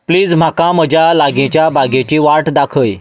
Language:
Konkani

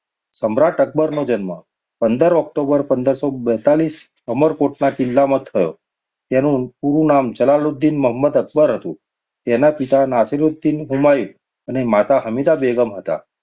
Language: Gujarati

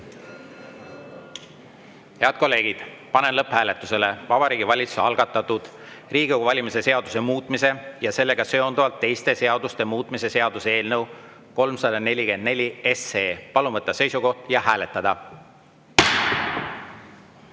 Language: Estonian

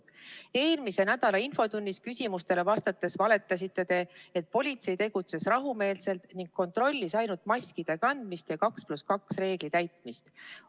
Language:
Estonian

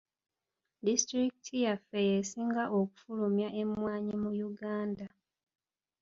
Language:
Ganda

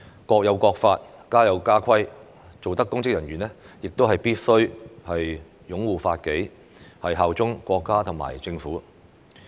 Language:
Cantonese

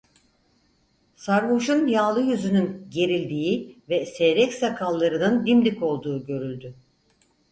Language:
Turkish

